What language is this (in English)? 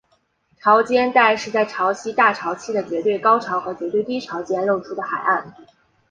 Chinese